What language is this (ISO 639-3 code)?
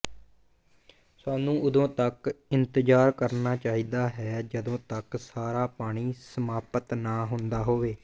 pan